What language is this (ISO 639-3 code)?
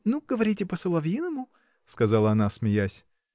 rus